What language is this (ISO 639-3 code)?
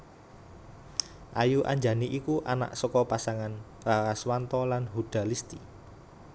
jav